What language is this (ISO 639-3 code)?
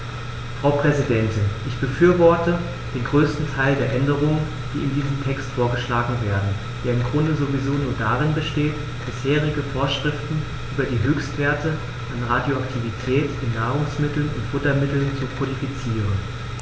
deu